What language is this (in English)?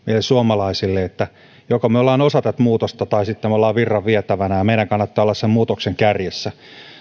Finnish